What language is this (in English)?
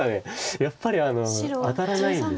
Japanese